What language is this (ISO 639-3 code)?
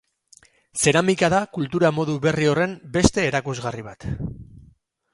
eus